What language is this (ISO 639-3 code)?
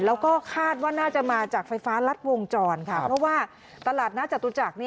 tha